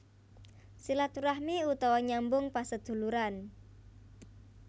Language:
Javanese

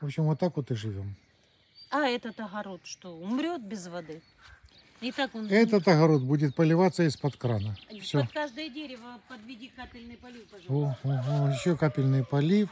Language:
Russian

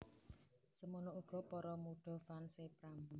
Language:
Javanese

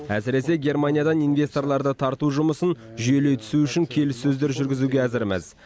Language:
Kazakh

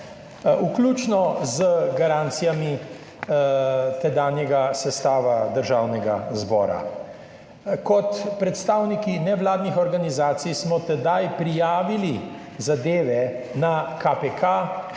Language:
Slovenian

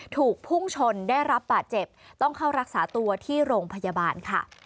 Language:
Thai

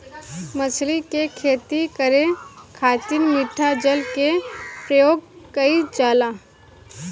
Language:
Bhojpuri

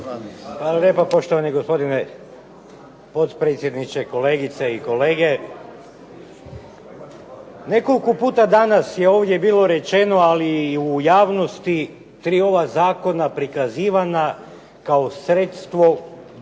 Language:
Croatian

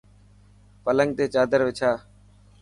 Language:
Dhatki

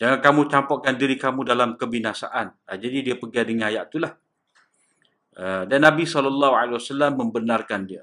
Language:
Malay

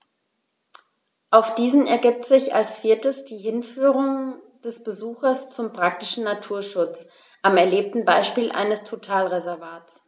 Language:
German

